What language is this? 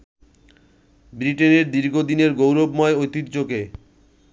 Bangla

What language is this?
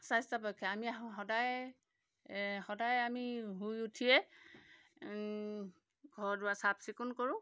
Assamese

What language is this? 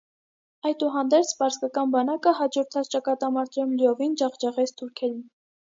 Armenian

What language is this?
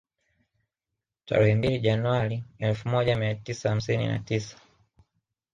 Swahili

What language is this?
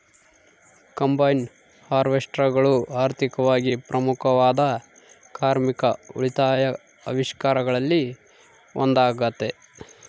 Kannada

